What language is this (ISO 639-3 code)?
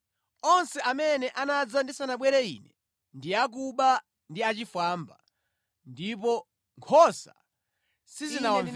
nya